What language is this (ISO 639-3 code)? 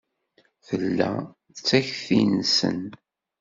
kab